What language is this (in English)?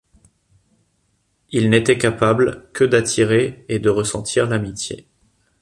French